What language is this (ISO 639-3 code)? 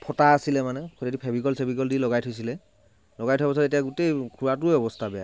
asm